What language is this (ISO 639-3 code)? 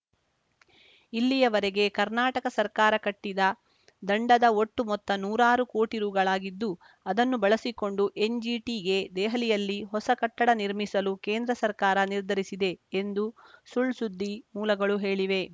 kan